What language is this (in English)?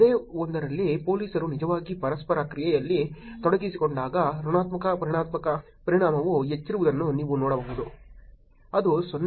Kannada